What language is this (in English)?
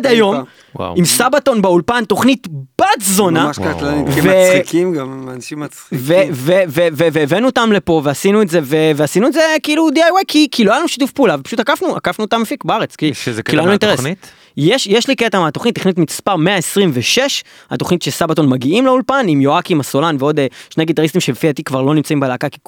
Hebrew